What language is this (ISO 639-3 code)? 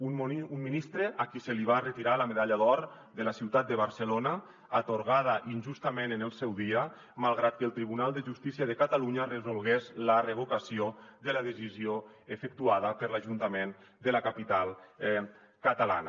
cat